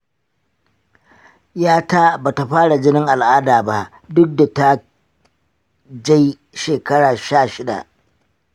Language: Hausa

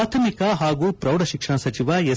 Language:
Kannada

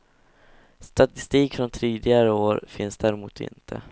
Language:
Swedish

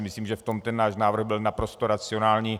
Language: Czech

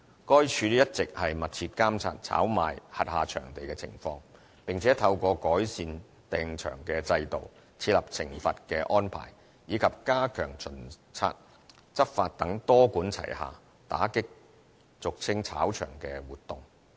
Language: Cantonese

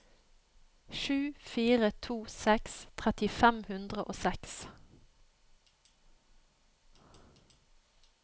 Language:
Norwegian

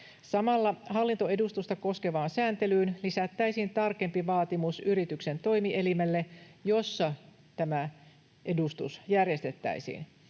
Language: Finnish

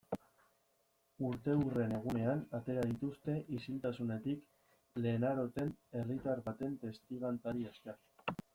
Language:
Basque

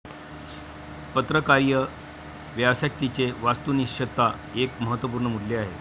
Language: Marathi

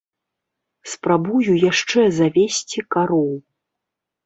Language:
Belarusian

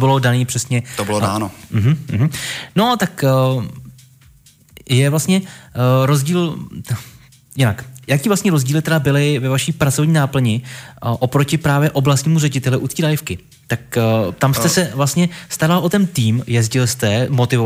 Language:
Czech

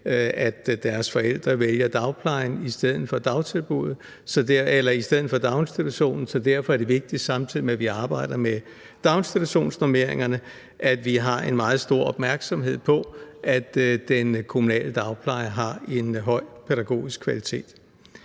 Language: Danish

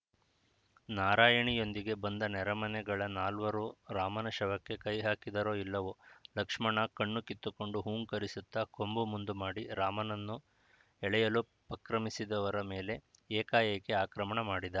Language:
Kannada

